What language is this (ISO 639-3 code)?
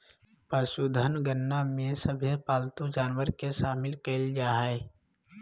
mag